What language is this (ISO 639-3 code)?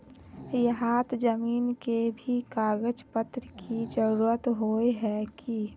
mag